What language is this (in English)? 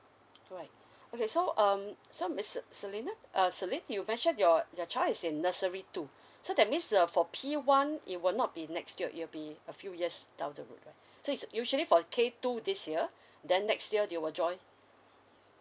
English